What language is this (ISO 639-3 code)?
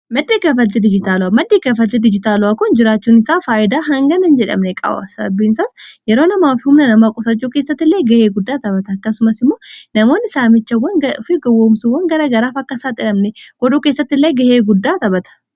orm